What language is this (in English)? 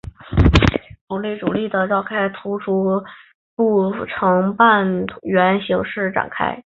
Chinese